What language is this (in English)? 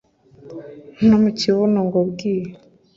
Kinyarwanda